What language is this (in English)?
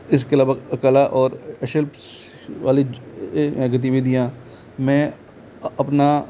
Hindi